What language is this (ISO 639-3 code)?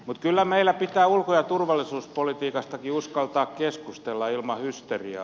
fin